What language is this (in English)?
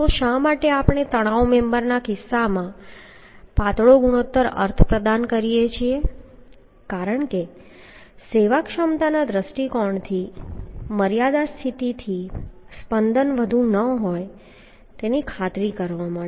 Gujarati